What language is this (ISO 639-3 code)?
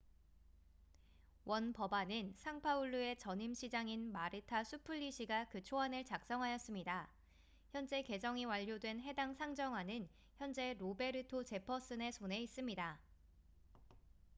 kor